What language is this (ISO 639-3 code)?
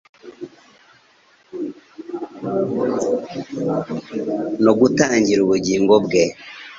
kin